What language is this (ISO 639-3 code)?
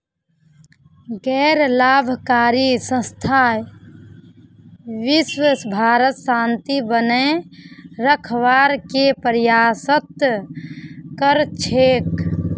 mag